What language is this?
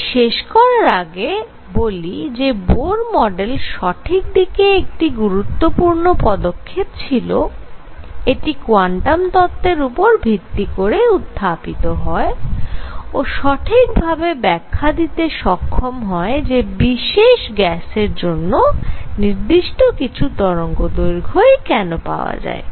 Bangla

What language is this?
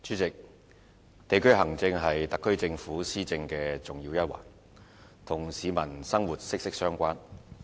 Cantonese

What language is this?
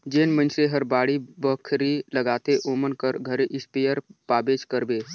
Chhattisgarhi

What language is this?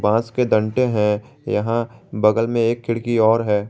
Hindi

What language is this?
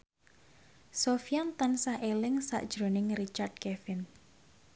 Javanese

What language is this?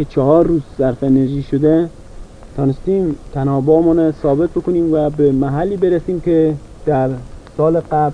Persian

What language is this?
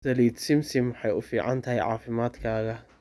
Somali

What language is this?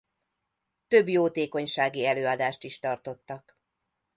Hungarian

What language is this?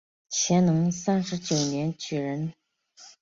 Chinese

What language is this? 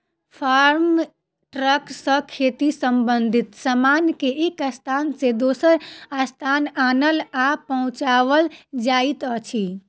Maithili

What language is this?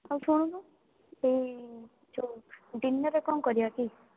Odia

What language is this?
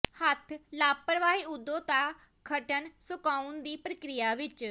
Punjabi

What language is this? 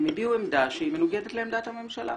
Hebrew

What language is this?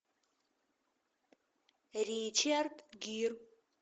Russian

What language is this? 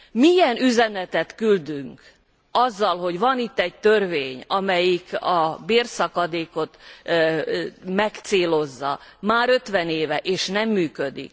Hungarian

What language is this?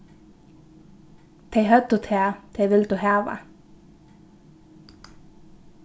Faroese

